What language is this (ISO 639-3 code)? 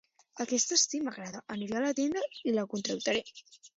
cat